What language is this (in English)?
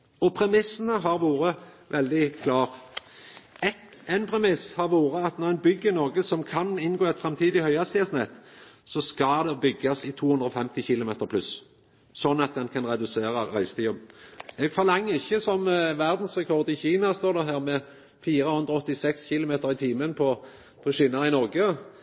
Norwegian Nynorsk